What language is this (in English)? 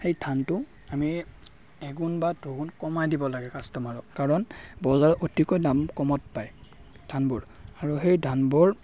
Assamese